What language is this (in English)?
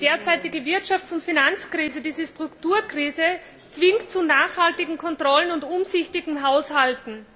German